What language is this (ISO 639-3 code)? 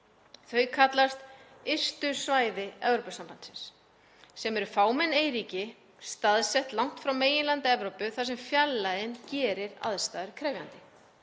isl